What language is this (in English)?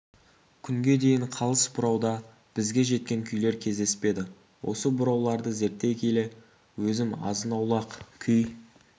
Kazakh